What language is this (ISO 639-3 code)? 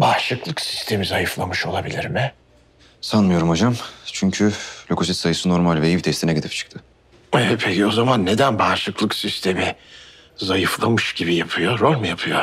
tur